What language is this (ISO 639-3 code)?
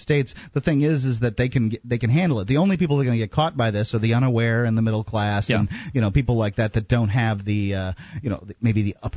eng